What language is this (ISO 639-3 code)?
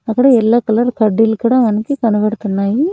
tel